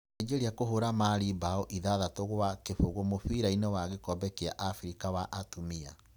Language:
Kikuyu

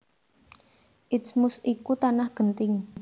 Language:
Javanese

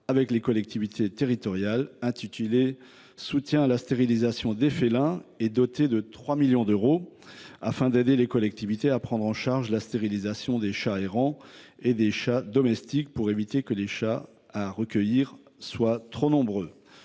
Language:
French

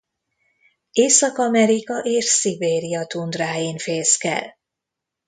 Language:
Hungarian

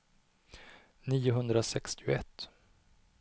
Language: Swedish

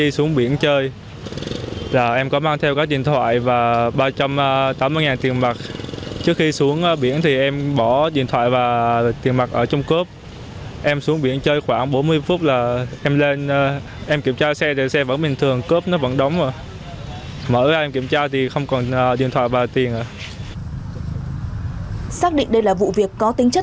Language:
Vietnamese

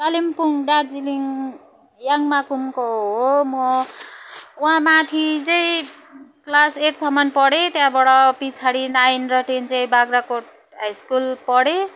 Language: Nepali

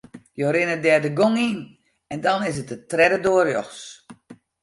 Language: Western Frisian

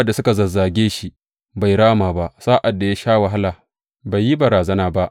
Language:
Hausa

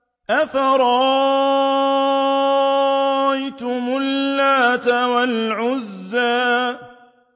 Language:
Arabic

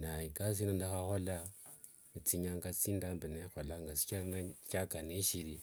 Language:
Wanga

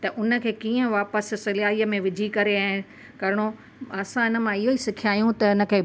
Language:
Sindhi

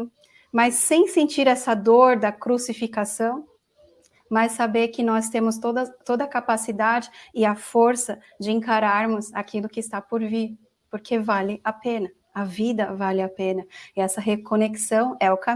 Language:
Portuguese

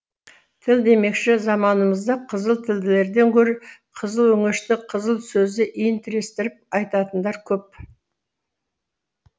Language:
Kazakh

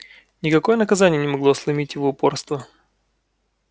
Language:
Russian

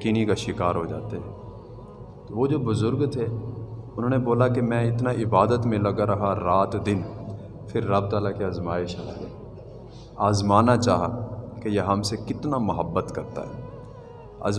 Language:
Urdu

